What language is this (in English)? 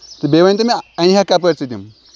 Kashmiri